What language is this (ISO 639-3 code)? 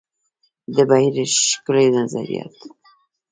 pus